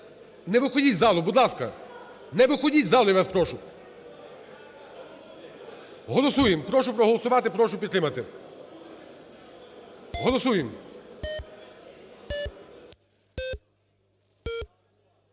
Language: Ukrainian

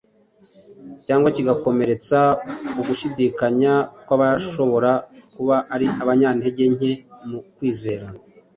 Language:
Kinyarwanda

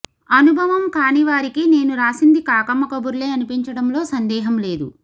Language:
Telugu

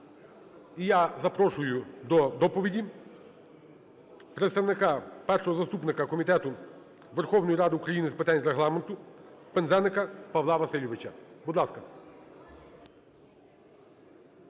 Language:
Ukrainian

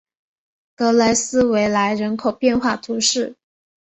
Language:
Chinese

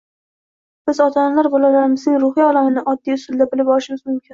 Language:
Uzbek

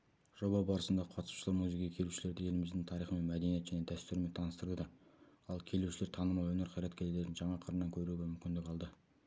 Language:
Kazakh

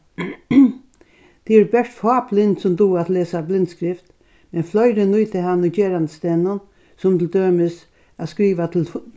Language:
Faroese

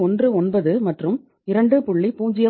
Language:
Tamil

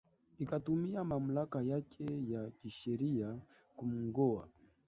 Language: Swahili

